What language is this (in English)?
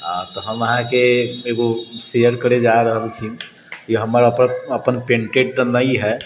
Maithili